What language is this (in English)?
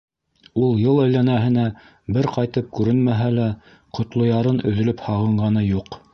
Bashkir